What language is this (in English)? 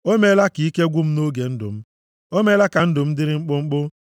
Igbo